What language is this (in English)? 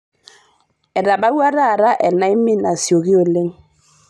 Masai